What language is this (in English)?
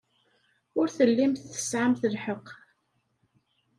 Kabyle